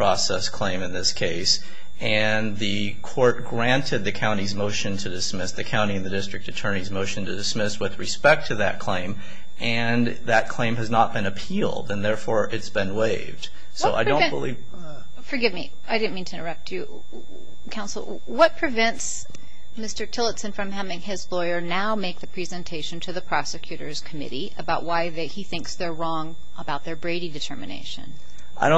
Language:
English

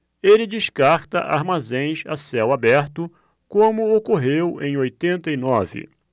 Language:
Portuguese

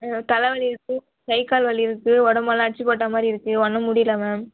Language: Tamil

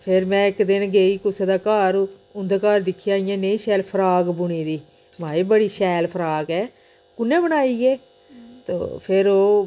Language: Dogri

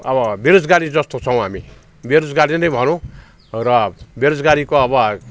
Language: Nepali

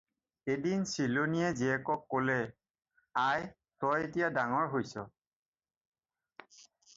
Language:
Assamese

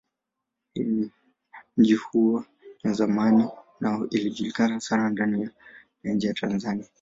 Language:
Swahili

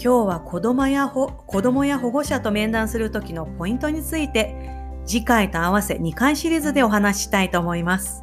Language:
Japanese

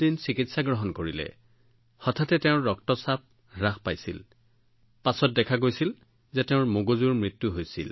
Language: Assamese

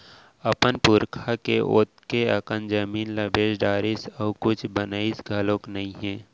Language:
Chhattisgarhi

